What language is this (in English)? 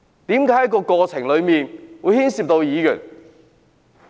Cantonese